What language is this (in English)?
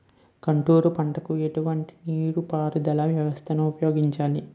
Telugu